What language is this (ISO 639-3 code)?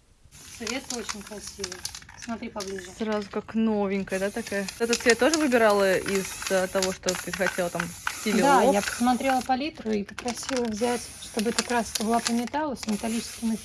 rus